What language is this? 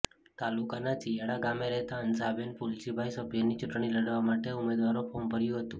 Gujarati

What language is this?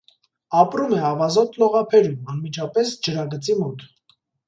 Armenian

